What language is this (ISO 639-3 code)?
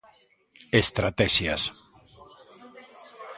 glg